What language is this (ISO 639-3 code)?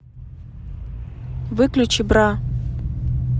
rus